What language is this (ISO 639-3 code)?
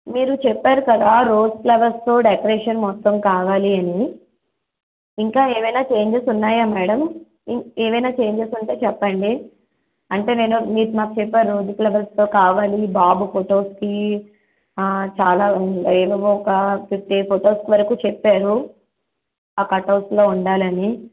tel